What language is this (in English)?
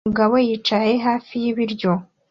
Kinyarwanda